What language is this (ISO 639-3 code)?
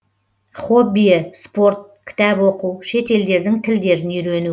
kaz